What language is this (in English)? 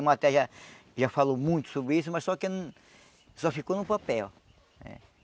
Portuguese